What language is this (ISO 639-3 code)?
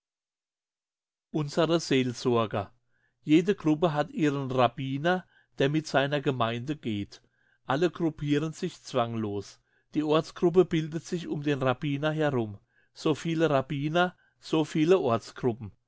deu